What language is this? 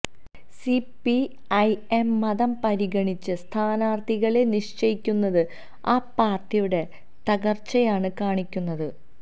Malayalam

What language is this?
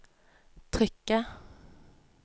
Norwegian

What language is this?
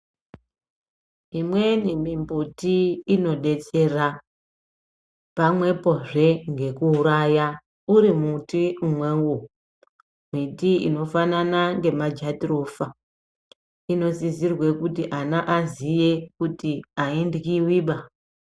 Ndau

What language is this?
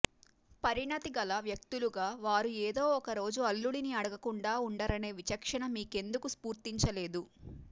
Telugu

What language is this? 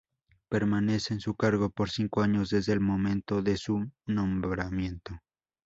Spanish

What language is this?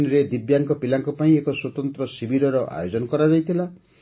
Odia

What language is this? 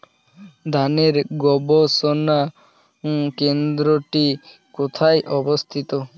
Bangla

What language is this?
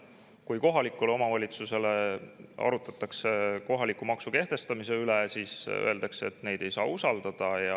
Estonian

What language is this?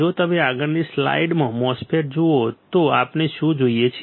Gujarati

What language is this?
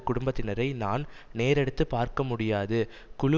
Tamil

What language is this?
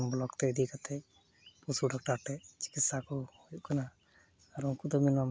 Santali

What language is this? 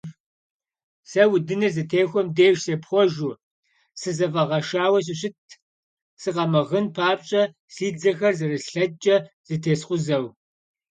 Kabardian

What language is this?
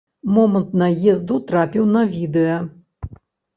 Belarusian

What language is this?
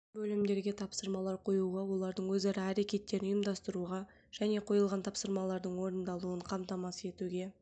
Kazakh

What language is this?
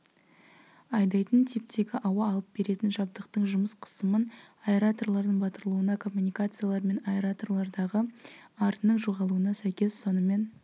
Kazakh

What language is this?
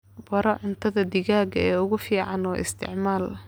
Somali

